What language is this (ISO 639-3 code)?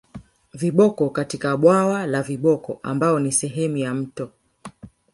swa